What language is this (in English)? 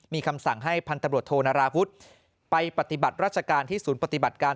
Thai